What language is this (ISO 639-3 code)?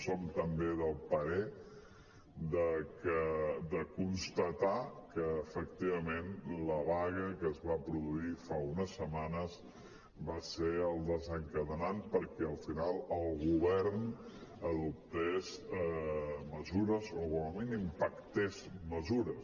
cat